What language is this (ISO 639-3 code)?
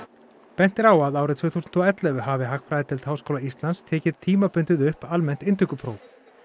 isl